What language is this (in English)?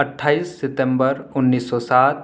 Urdu